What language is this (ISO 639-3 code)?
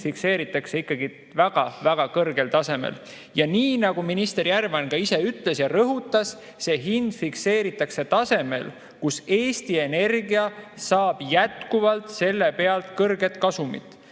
est